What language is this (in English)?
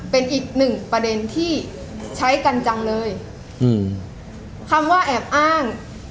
Thai